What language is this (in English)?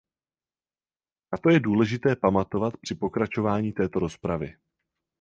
Czech